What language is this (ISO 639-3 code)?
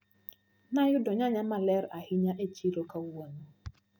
luo